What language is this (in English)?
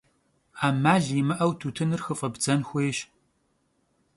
Kabardian